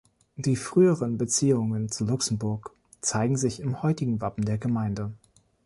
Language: German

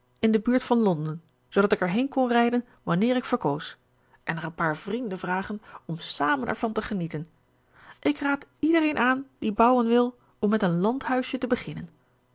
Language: Dutch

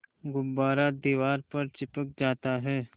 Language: Hindi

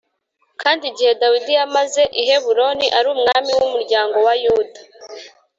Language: Kinyarwanda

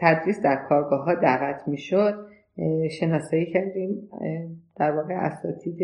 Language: Persian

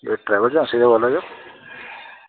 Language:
Dogri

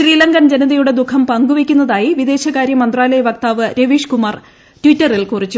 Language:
Malayalam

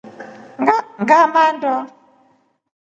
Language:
Rombo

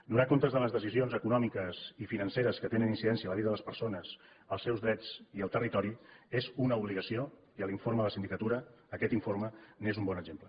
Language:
Catalan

